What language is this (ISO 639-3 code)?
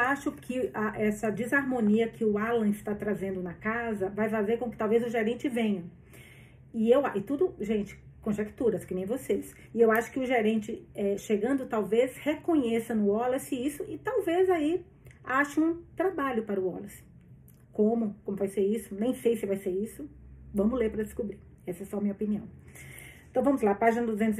por